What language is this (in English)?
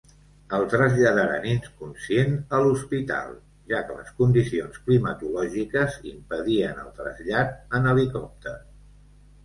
Catalan